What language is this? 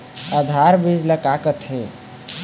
Chhattisgarhi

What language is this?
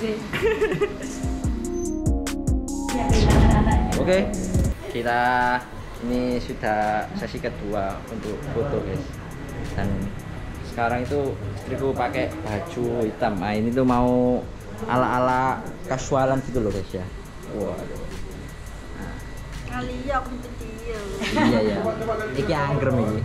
Indonesian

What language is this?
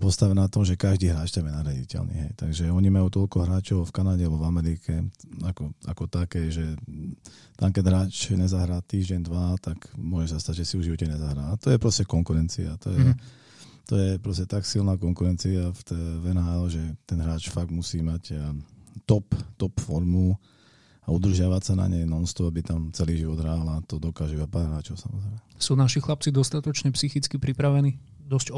Slovak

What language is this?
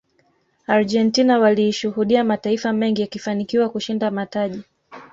Swahili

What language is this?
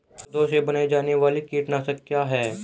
Hindi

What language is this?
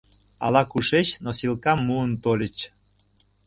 Mari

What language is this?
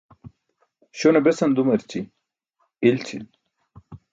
Burushaski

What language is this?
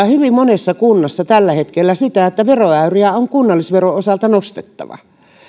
Finnish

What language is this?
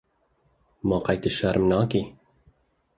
Kurdish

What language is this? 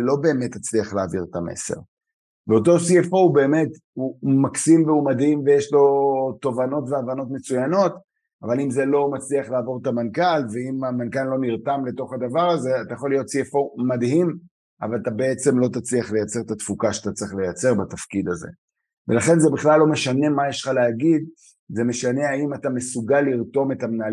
Hebrew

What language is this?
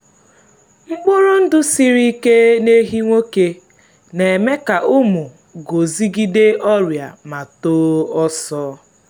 Igbo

